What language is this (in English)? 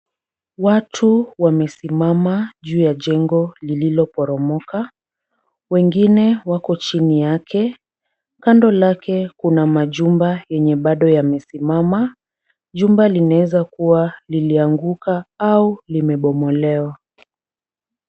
Swahili